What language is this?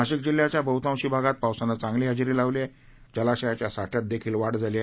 Marathi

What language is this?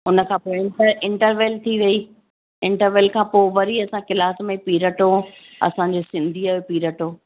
Sindhi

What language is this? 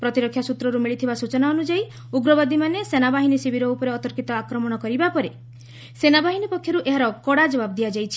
Odia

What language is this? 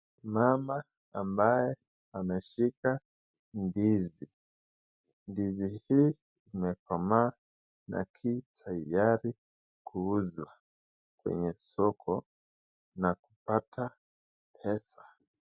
Swahili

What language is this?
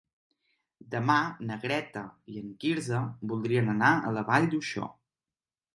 Catalan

